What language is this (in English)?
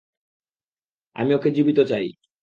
Bangla